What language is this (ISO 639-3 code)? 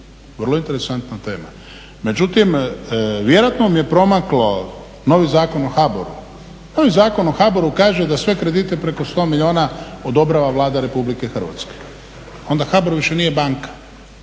hrv